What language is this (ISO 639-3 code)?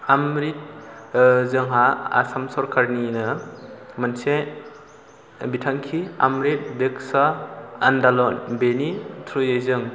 brx